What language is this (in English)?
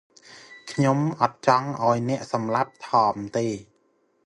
Khmer